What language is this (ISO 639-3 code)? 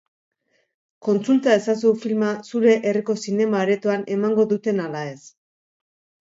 eus